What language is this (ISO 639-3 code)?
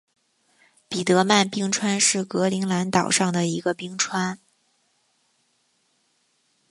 zho